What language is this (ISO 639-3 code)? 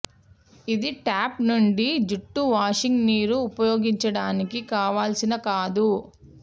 tel